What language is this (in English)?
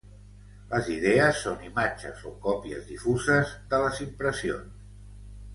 Catalan